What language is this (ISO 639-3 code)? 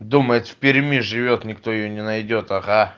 rus